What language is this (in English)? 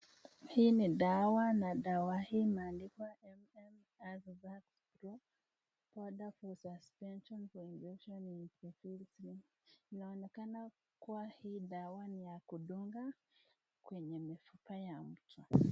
Swahili